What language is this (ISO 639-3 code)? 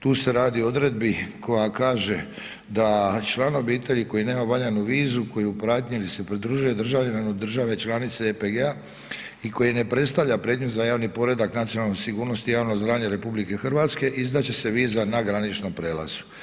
hrv